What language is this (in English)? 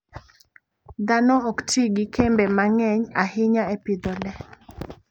Luo (Kenya and Tanzania)